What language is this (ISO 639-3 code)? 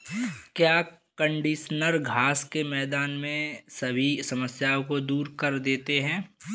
hin